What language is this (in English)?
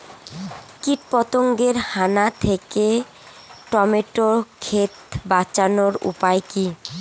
Bangla